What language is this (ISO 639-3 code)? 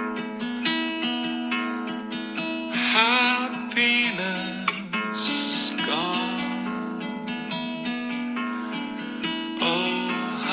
fas